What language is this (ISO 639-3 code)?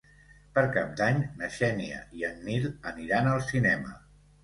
cat